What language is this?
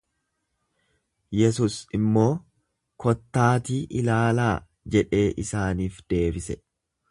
Oromo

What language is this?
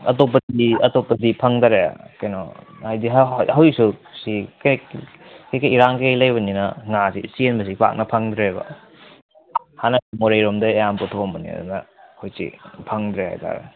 Manipuri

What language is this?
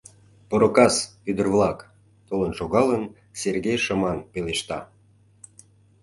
Mari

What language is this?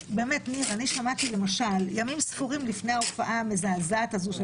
Hebrew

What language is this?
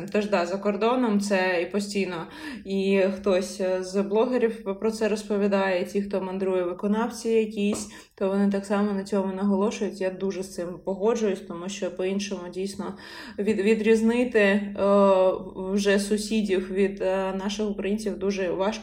Ukrainian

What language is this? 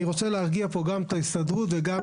Hebrew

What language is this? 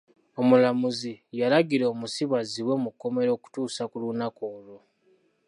Ganda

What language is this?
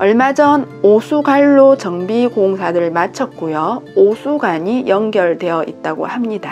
Korean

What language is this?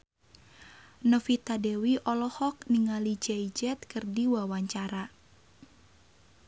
Sundanese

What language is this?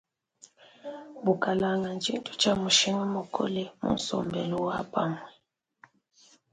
Luba-Lulua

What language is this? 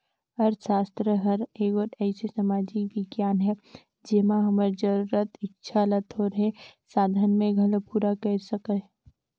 Chhattisgarhi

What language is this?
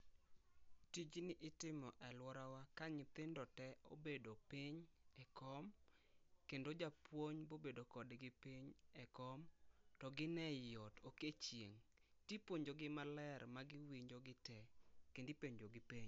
Luo (Kenya and Tanzania)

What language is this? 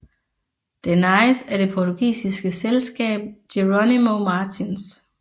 Danish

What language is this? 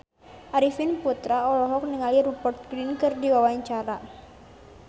Sundanese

